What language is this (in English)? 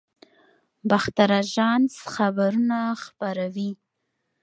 Pashto